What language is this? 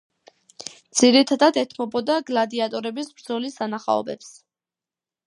Georgian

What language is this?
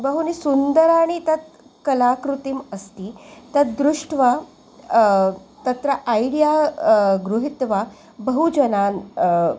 Sanskrit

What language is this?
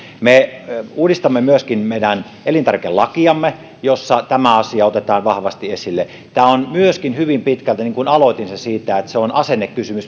Finnish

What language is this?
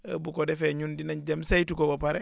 Wolof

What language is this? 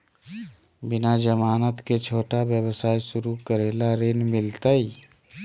Magahi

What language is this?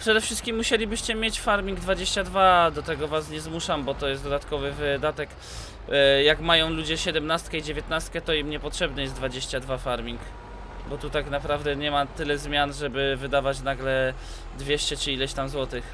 Polish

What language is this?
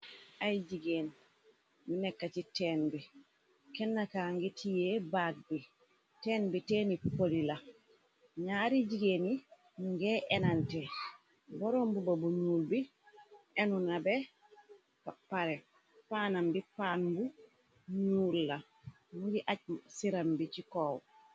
Wolof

